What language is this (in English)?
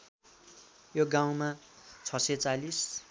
Nepali